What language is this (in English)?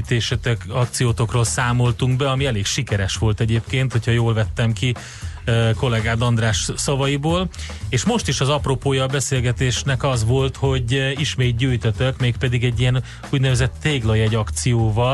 Hungarian